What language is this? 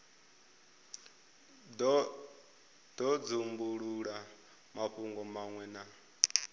Venda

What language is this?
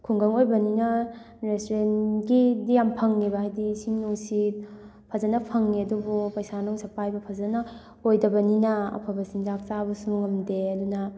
Manipuri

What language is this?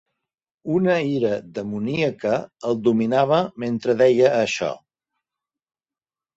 Catalan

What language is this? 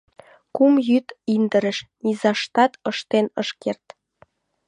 Mari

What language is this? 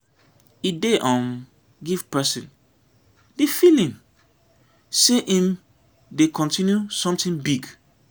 Nigerian Pidgin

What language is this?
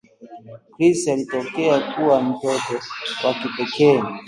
Swahili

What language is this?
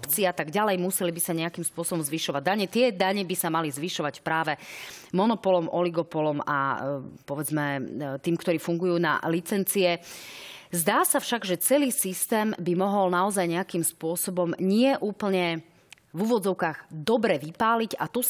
Slovak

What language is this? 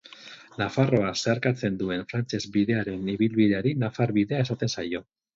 Basque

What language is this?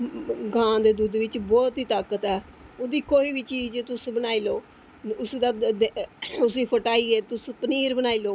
Dogri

